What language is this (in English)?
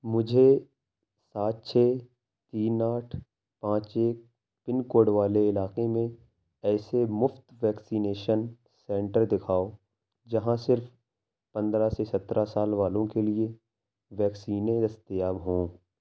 Urdu